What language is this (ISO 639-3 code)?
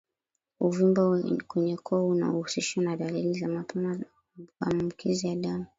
swa